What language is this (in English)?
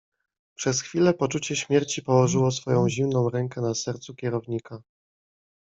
Polish